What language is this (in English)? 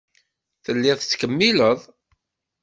Kabyle